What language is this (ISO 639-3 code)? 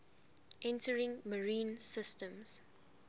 eng